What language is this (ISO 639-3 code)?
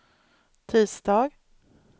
swe